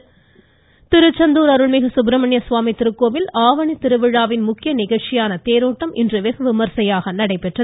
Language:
Tamil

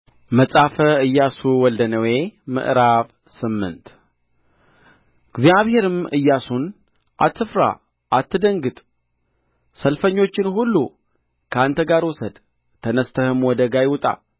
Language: Amharic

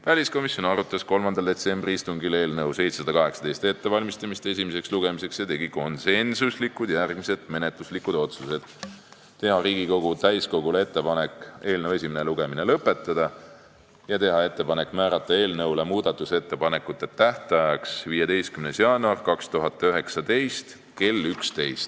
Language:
Estonian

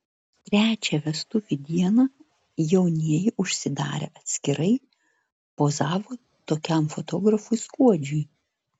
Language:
Lithuanian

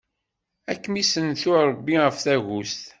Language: Kabyle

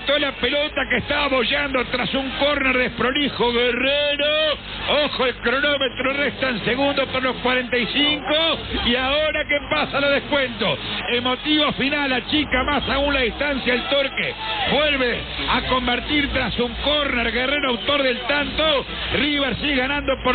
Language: Spanish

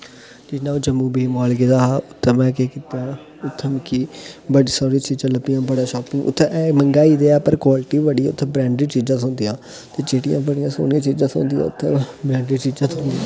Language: Dogri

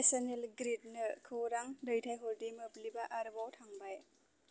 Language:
Bodo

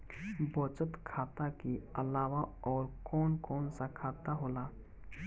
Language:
Bhojpuri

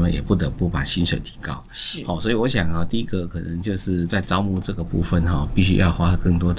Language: Chinese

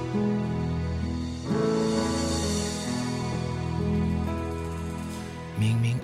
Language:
Chinese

